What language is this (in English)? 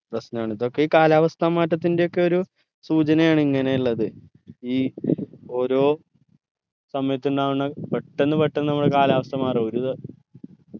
Malayalam